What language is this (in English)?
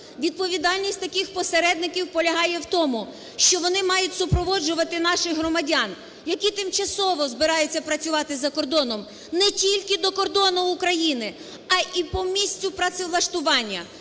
Ukrainian